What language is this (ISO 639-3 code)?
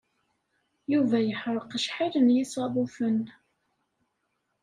kab